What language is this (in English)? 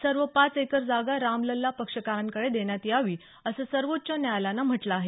Marathi